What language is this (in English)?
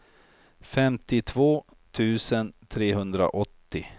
Swedish